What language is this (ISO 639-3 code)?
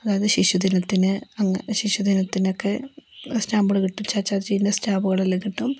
mal